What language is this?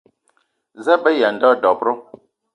Eton (Cameroon)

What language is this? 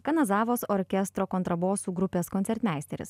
Lithuanian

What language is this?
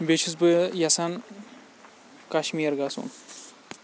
Kashmiri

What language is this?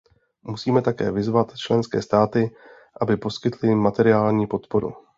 Czech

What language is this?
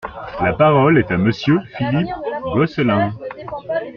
French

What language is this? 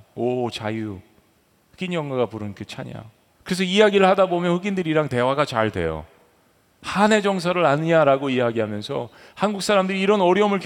Korean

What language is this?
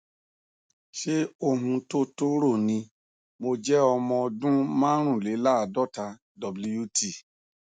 Yoruba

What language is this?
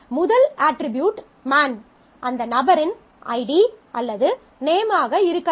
Tamil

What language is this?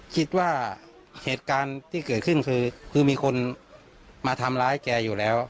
Thai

